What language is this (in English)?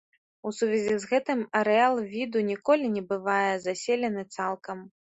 Belarusian